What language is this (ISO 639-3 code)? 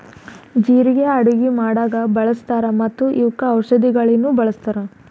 kan